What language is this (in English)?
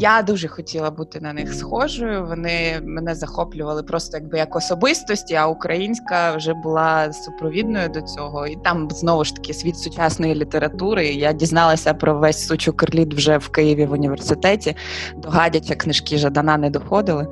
Ukrainian